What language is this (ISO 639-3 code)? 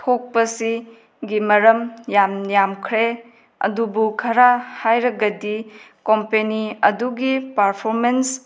mni